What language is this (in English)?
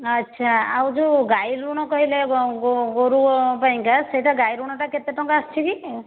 Odia